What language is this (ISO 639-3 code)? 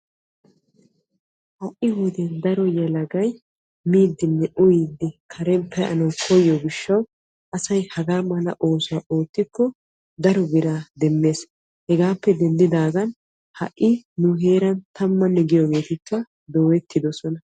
wal